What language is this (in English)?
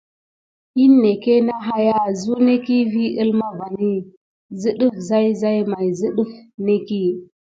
Gidar